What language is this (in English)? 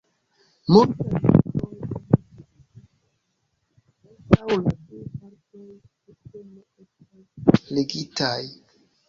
Esperanto